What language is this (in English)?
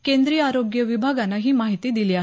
Marathi